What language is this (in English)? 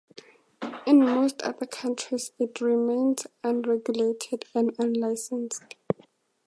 English